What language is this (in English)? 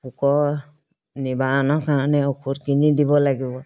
Assamese